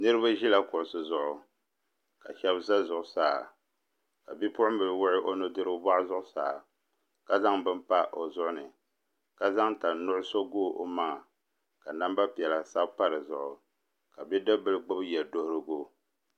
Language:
Dagbani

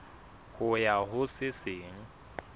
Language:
Southern Sotho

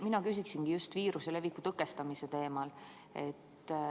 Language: Estonian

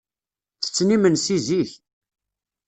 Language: Kabyle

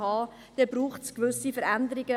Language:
Swiss German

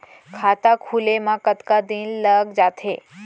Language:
Chhattisgarhi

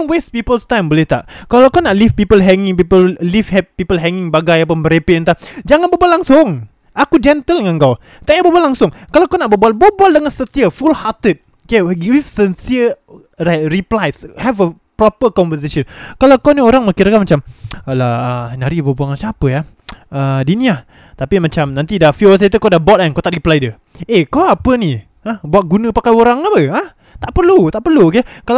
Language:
Malay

